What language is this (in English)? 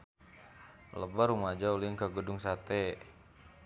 Sundanese